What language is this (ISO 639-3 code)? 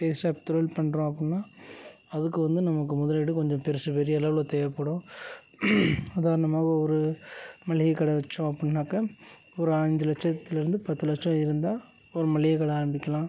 tam